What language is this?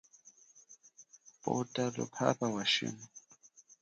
Chokwe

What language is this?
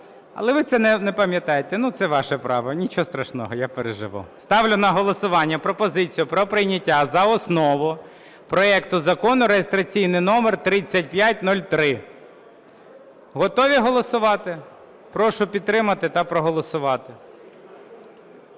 Ukrainian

